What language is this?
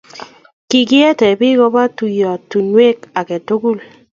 Kalenjin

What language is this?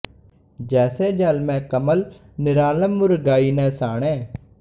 Punjabi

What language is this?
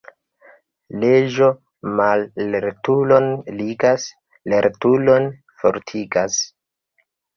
Esperanto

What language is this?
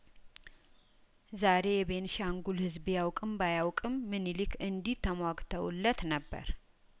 Amharic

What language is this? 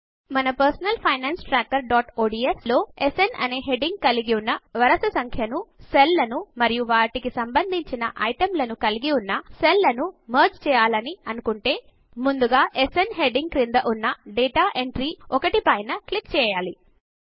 Telugu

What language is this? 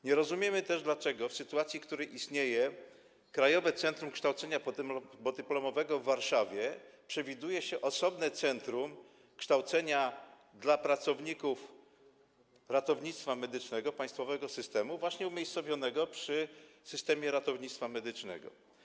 Polish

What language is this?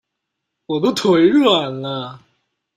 Chinese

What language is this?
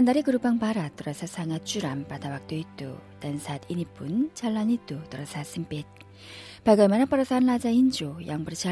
Indonesian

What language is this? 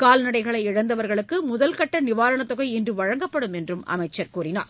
Tamil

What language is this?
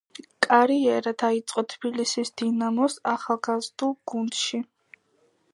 Georgian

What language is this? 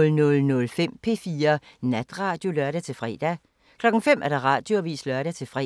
Danish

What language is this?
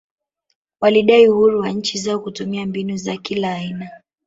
Swahili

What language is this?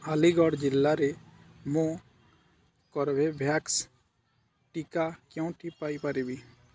Odia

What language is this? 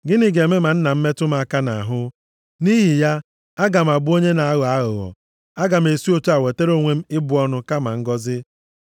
Igbo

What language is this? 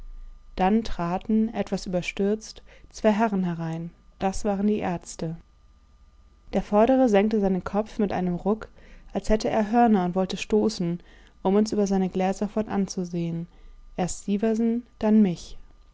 German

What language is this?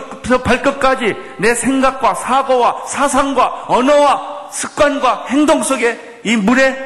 Korean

